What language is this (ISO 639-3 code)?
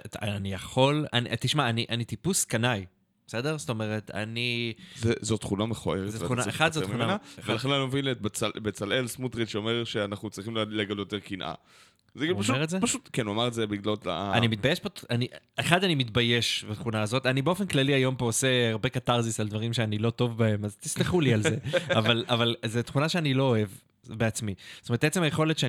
heb